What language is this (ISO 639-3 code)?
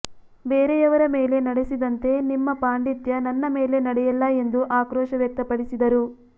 kan